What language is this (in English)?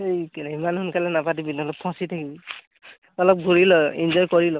Assamese